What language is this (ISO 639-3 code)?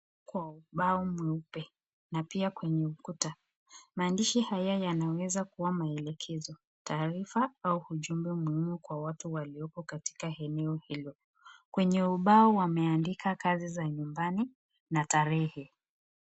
swa